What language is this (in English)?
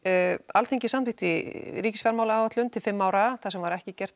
Icelandic